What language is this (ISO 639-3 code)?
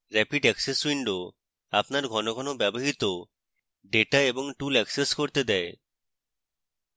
ben